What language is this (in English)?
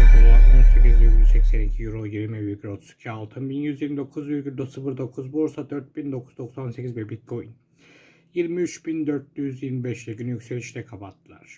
Turkish